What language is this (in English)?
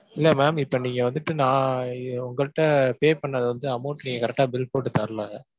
Tamil